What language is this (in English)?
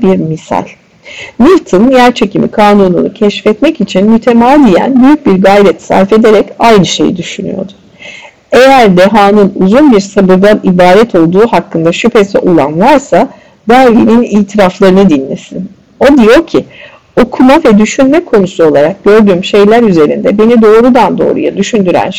Turkish